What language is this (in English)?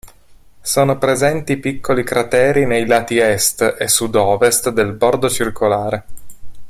Italian